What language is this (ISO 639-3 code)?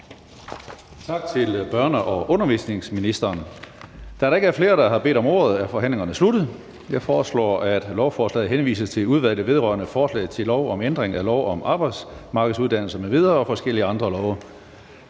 dan